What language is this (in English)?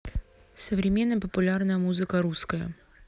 Russian